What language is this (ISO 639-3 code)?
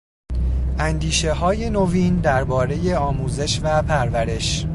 fas